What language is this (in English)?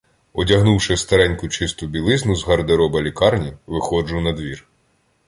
Ukrainian